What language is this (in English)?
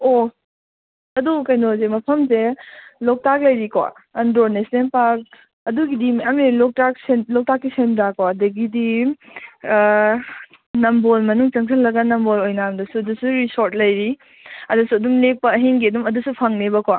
Manipuri